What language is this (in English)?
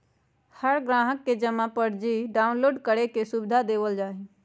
Magahi